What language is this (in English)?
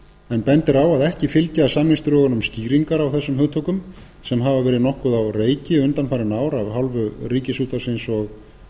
Icelandic